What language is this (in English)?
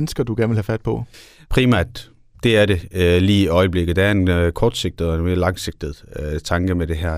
Danish